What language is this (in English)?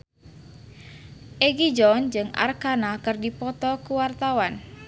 Sundanese